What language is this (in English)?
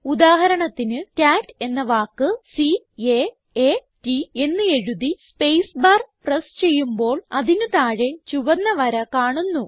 Malayalam